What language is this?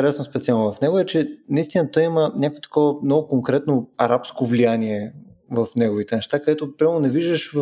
Bulgarian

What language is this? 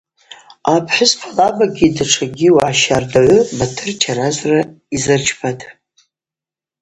Abaza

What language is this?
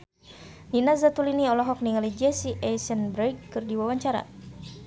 Sundanese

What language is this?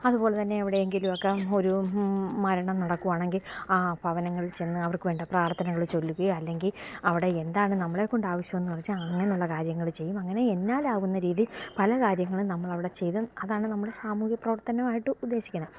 Malayalam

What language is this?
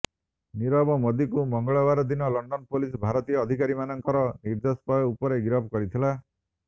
Odia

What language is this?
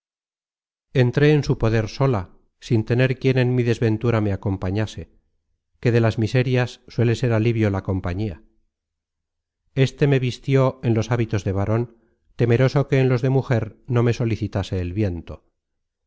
Spanish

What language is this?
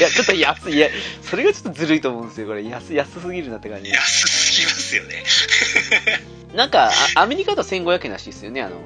Japanese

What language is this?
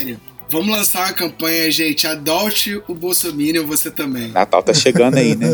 Portuguese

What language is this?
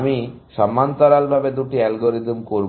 Bangla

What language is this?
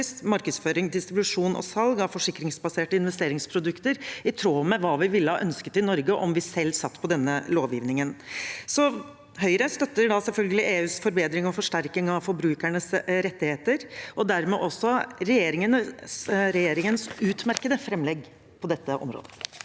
Norwegian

